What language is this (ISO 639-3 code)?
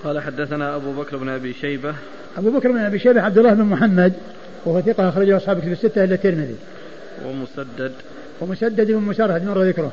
ara